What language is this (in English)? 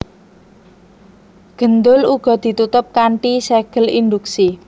Javanese